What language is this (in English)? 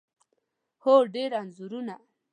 Pashto